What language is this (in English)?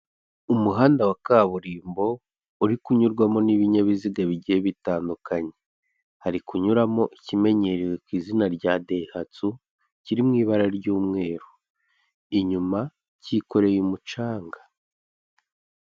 Kinyarwanda